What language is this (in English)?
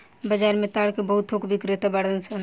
Bhojpuri